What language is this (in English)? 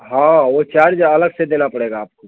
Hindi